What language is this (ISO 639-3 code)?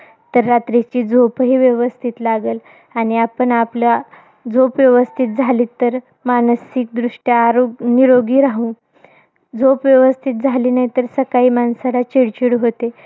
mar